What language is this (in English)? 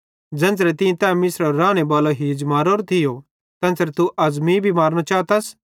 Bhadrawahi